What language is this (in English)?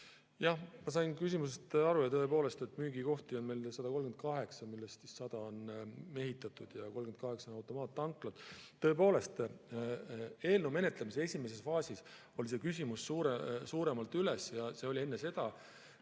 Estonian